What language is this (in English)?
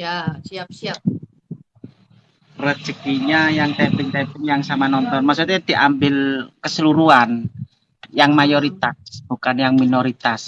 Indonesian